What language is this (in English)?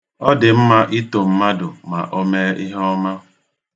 Igbo